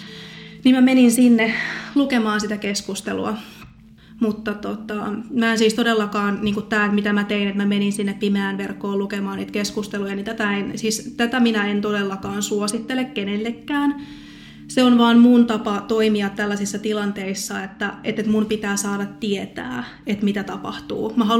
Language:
Finnish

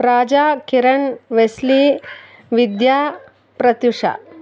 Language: Telugu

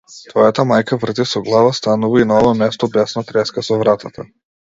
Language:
Macedonian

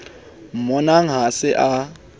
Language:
Southern Sotho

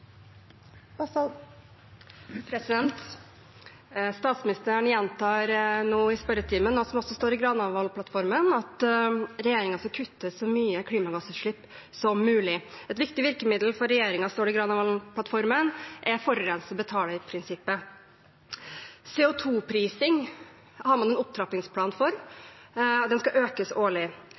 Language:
Norwegian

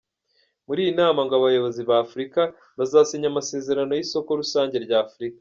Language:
Kinyarwanda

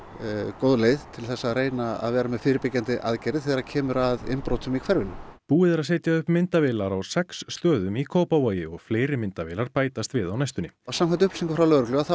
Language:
Icelandic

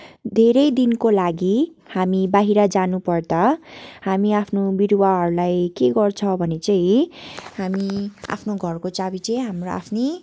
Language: Nepali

